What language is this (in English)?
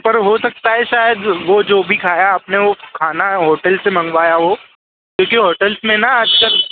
Hindi